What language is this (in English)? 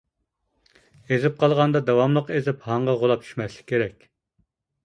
Uyghur